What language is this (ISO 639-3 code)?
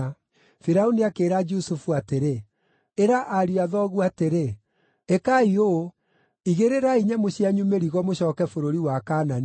kik